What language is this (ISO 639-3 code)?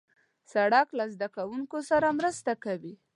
pus